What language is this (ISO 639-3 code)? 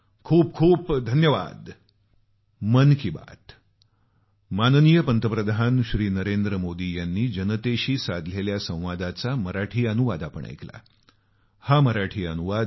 mar